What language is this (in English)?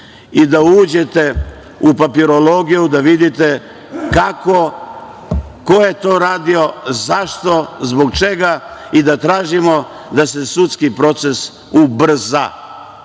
Serbian